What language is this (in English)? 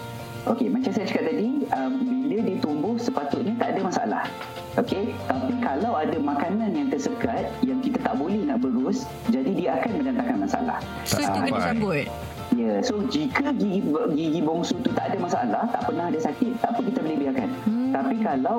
Malay